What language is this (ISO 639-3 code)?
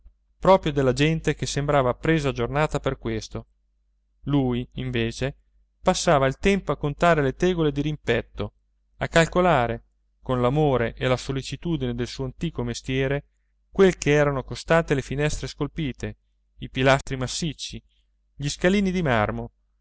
ita